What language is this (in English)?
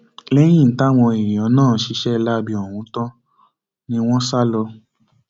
Yoruba